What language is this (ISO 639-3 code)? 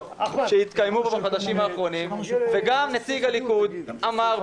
heb